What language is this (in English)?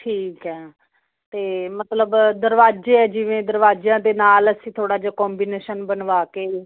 Punjabi